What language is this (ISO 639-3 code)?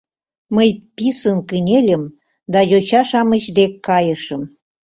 chm